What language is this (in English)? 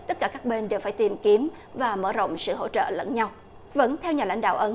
Vietnamese